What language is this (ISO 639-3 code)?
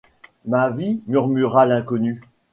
fra